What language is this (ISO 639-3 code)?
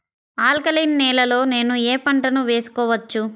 tel